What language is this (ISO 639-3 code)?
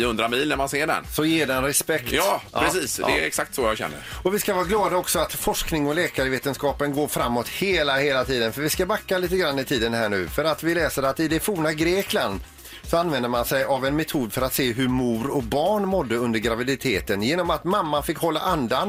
swe